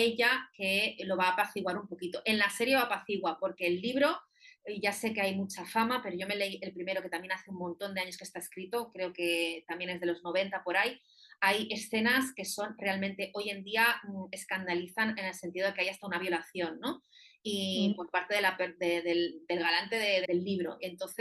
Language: Spanish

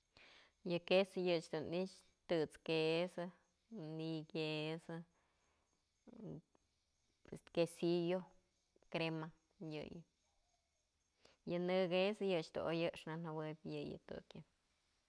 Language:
Mazatlán Mixe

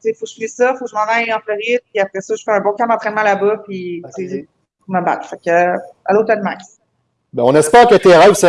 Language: French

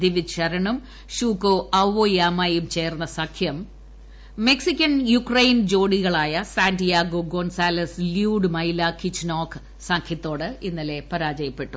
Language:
Malayalam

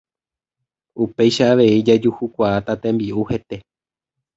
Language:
Guarani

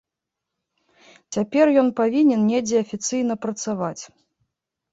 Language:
Belarusian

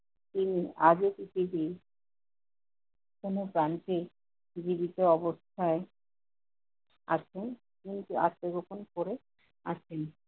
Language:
Bangla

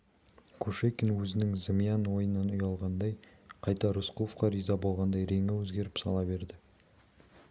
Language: Kazakh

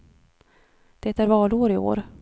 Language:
Swedish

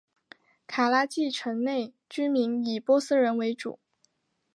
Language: Chinese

